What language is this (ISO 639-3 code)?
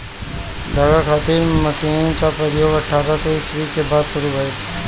bho